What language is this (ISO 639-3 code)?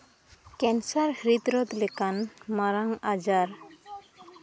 sat